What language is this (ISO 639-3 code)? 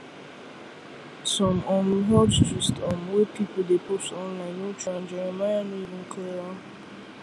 pcm